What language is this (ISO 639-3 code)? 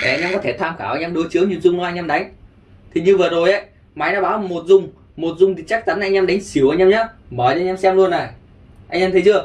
vie